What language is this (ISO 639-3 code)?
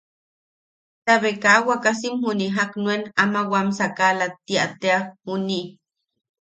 yaq